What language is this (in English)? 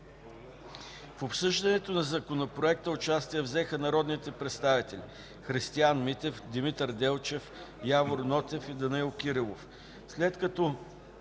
Bulgarian